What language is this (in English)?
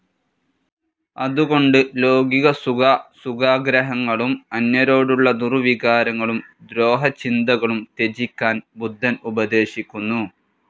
Malayalam